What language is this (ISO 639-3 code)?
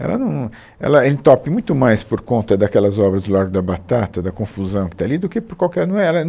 por